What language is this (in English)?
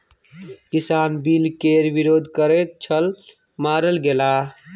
Maithili